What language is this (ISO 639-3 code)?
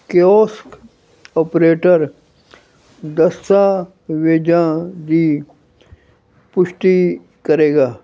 pan